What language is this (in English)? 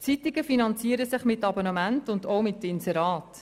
Swiss German